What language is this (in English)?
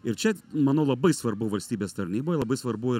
Lithuanian